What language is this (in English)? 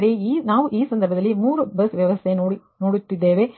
Kannada